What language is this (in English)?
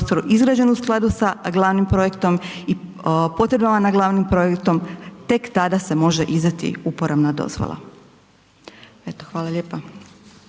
Croatian